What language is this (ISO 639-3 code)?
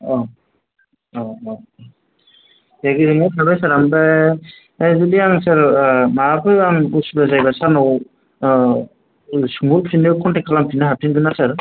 brx